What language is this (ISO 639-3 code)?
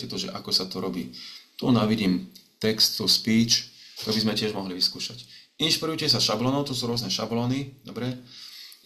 slk